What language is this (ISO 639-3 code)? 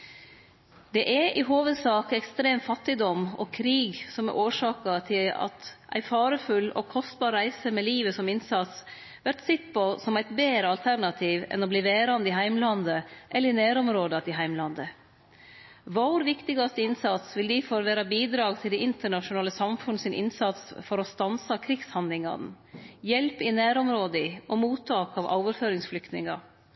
nno